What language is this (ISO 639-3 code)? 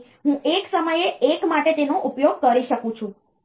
guj